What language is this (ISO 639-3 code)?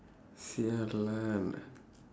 eng